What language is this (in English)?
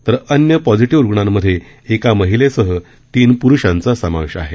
Marathi